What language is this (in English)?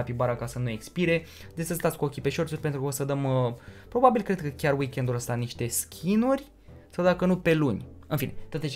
Romanian